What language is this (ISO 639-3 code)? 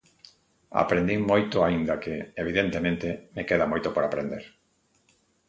glg